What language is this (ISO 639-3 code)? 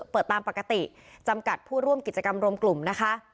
tha